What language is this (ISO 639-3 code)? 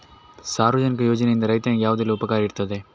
kan